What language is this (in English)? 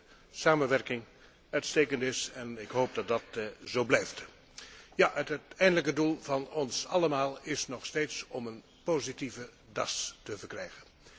Dutch